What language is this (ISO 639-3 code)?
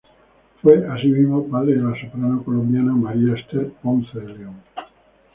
spa